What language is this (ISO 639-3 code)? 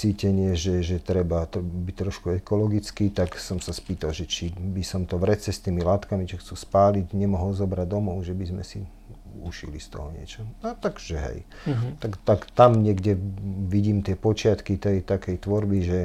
slk